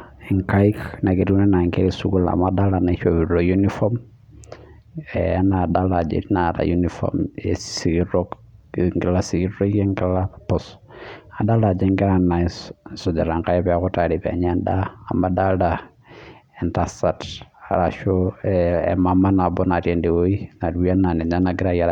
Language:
Masai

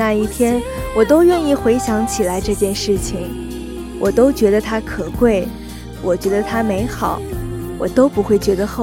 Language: Chinese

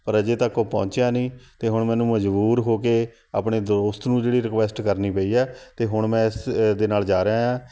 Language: Punjabi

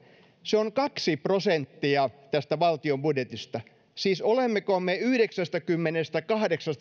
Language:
Finnish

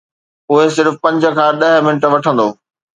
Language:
Sindhi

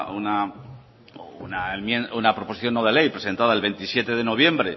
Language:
Spanish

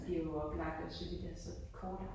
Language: Danish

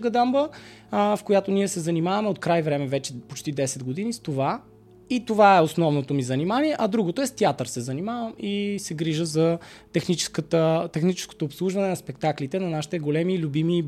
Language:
Bulgarian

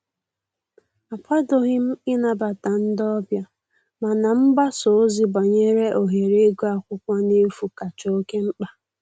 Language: Igbo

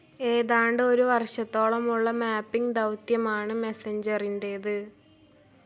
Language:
Malayalam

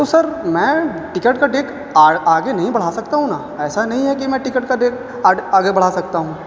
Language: Urdu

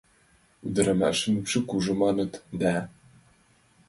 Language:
Mari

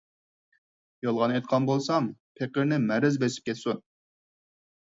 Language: Uyghur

